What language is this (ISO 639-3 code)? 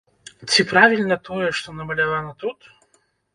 bel